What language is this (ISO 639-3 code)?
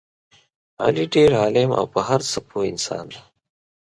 pus